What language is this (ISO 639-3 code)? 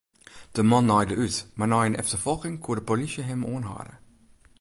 fry